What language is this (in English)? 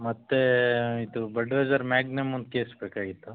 Kannada